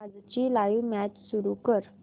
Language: Marathi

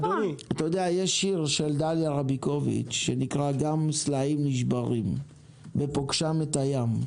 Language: Hebrew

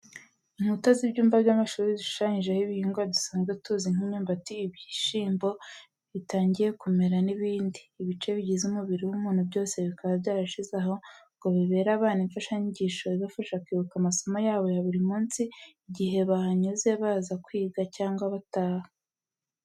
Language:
Kinyarwanda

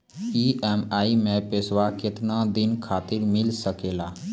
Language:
Maithili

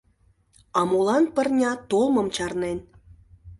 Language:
Mari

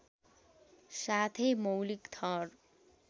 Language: Nepali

